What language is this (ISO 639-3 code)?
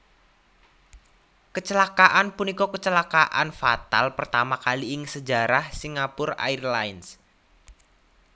jav